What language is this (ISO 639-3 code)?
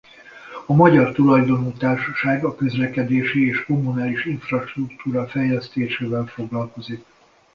hun